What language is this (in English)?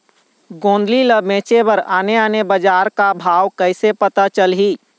Chhattisgarhi